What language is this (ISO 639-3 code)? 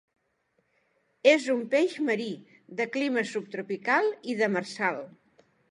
cat